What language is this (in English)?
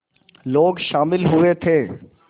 Hindi